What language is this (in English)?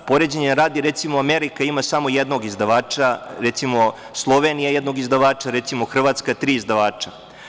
Serbian